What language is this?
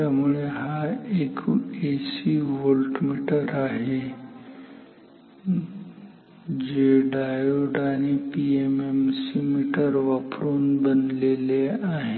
Marathi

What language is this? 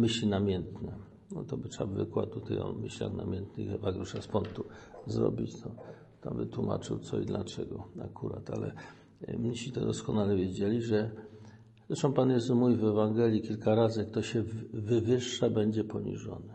Polish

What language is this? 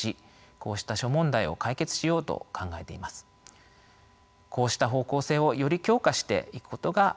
Japanese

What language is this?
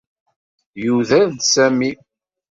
Kabyle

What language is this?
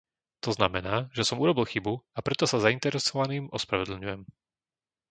Slovak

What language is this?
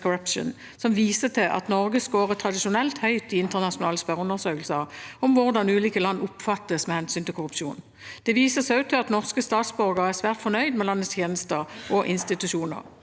Norwegian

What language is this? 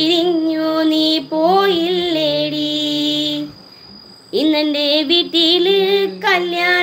Malayalam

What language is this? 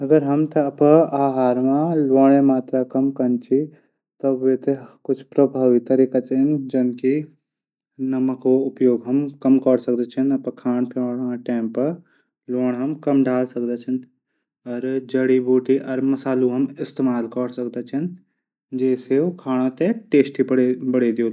Garhwali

